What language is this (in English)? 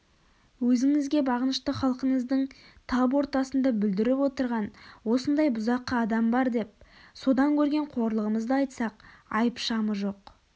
Kazakh